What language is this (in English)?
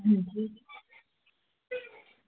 Dogri